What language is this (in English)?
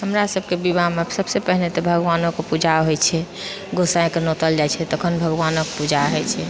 Maithili